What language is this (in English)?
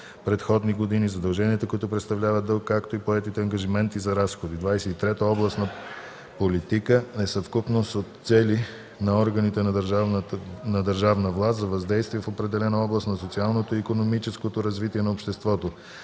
Bulgarian